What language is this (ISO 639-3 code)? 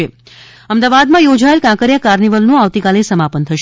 guj